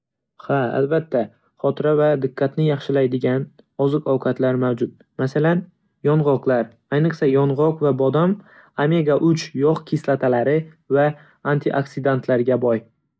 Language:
Uzbek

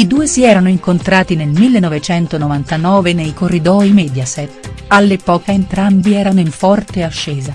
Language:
Italian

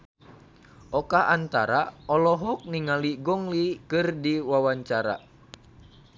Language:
Sundanese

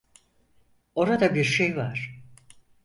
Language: Turkish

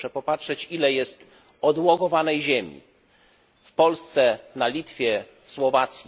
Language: Polish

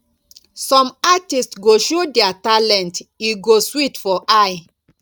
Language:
Nigerian Pidgin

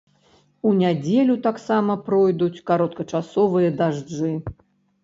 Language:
Belarusian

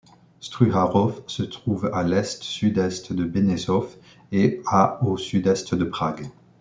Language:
French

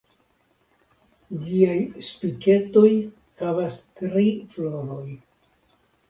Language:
Esperanto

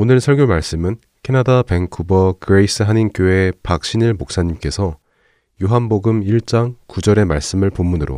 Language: Korean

